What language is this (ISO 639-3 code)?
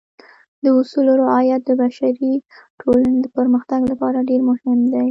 pus